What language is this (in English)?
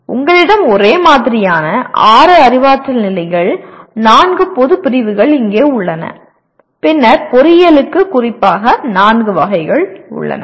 Tamil